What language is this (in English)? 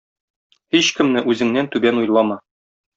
Tatar